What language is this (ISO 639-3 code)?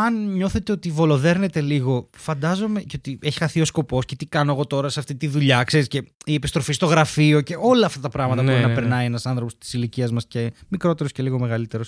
ell